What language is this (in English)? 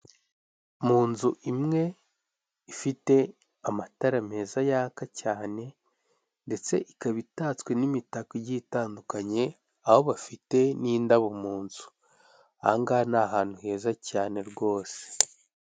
Kinyarwanda